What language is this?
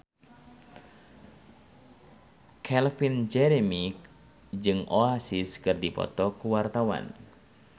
Sundanese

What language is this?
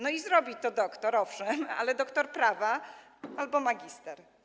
Polish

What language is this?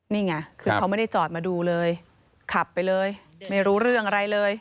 Thai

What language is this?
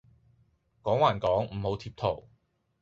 Cantonese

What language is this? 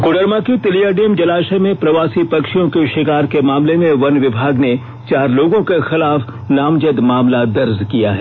Hindi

